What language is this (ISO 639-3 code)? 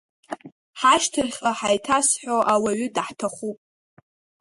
abk